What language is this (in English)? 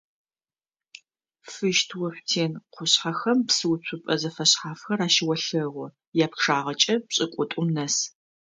Adyghe